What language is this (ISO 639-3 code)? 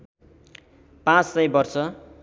nep